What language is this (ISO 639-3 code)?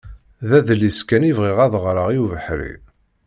kab